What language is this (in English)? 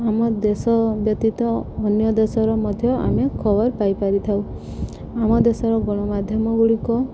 Odia